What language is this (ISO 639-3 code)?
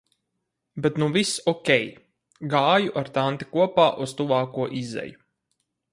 lav